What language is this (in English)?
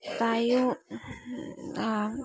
Assamese